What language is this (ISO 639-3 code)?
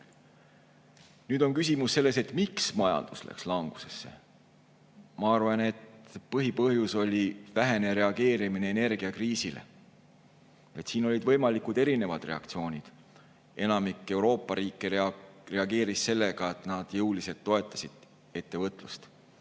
est